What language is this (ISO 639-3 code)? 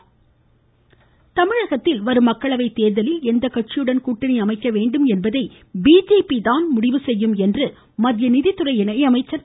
tam